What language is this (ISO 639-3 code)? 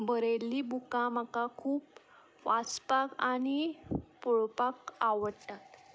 kok